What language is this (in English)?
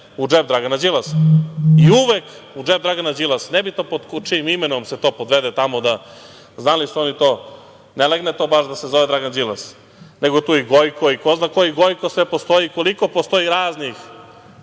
Serbian